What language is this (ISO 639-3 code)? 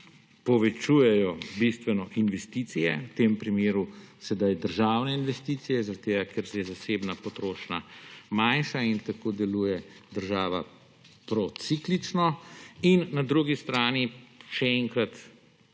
slv